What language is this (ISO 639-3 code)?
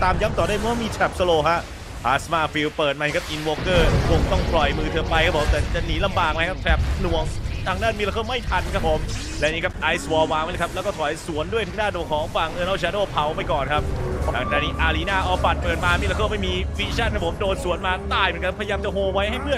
tha